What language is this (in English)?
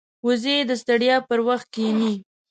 Pashto